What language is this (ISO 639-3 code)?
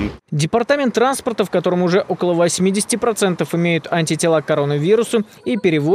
rus